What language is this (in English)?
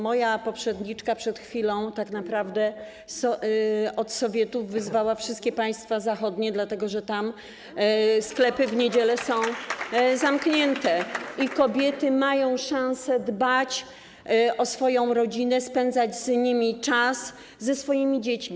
Polish